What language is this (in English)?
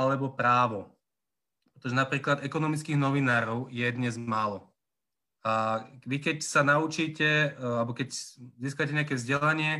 Slovak